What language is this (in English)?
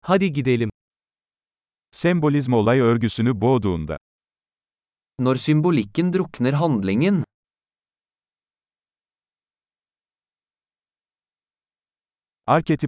Turkish